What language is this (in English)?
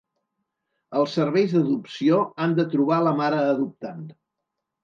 Catalan